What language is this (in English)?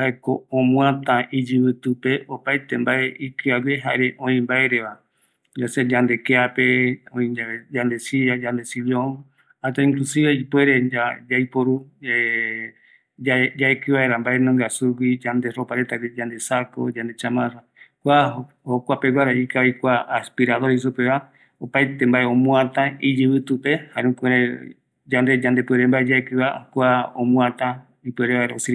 Eastern Bolivian Guaraní